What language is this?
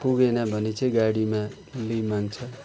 Nepali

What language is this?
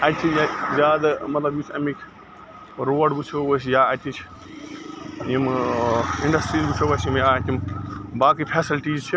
Kashmiri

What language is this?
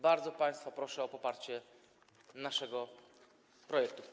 Polish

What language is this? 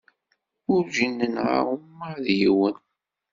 Kabyle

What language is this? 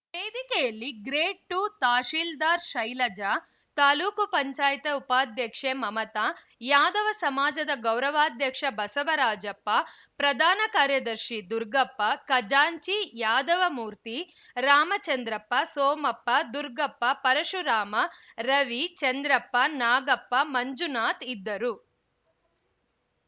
Kannada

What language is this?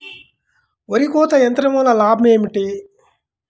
Telugu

